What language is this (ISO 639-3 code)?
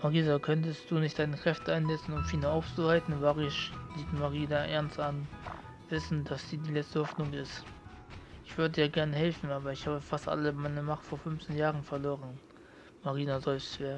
deu